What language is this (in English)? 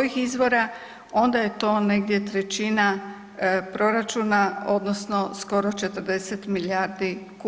Croatian